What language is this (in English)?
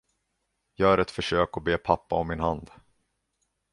Swedish